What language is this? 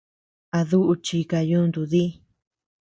Tepeuxila Cuicatec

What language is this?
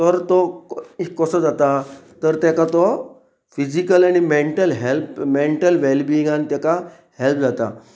Konkani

